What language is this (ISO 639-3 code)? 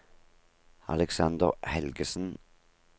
nor